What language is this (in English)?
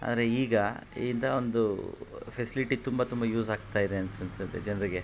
Kannada